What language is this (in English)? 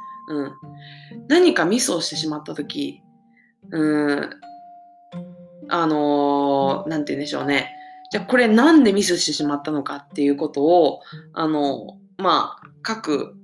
Japanese